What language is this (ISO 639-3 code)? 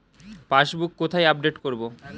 ben